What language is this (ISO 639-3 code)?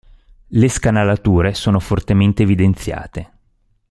ita